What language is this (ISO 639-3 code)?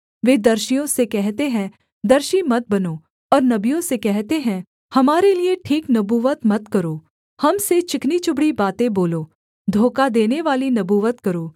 hin